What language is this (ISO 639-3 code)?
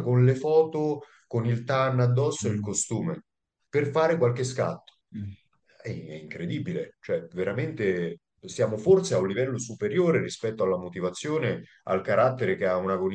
ita